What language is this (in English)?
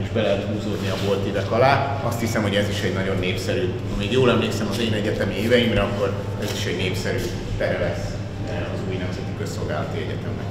Hungarian